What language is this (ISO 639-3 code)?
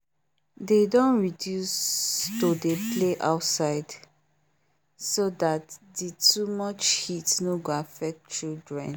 pcm